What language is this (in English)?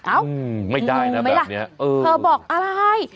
Thai